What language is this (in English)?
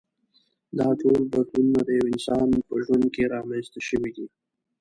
Pashto